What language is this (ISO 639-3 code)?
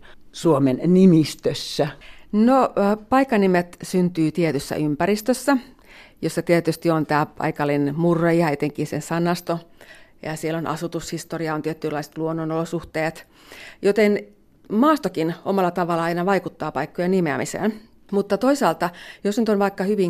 fin